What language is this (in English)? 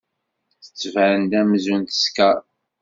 Kabyle